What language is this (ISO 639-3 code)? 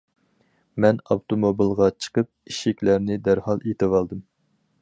uig